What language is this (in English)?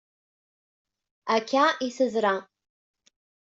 Kabyle